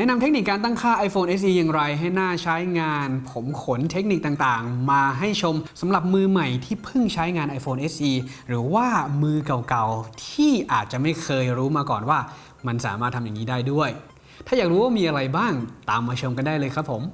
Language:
Thai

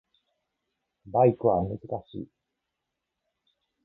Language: Japanese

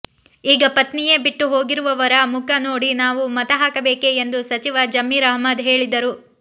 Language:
Kannada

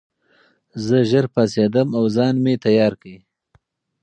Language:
Pashto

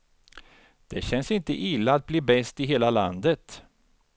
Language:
Swedish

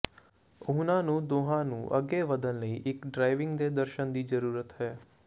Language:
Punjabi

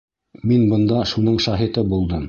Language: Bashkir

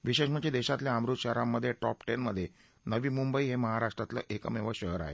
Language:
Marathi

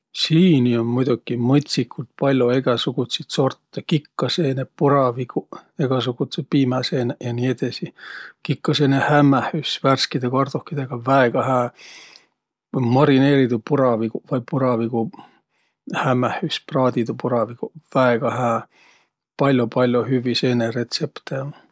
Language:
Võro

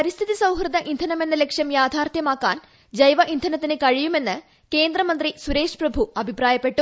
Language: Malayalam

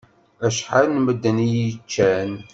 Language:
Kabyle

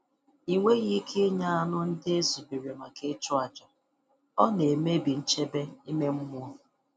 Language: Igbo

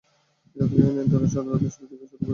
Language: Bangla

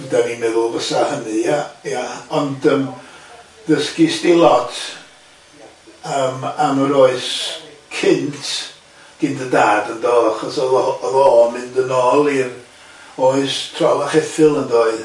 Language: Welsh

